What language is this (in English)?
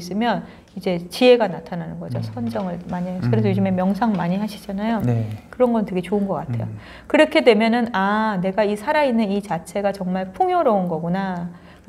Korean